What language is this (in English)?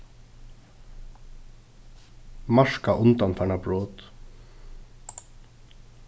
Faroese